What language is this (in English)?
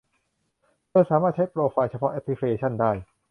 Thai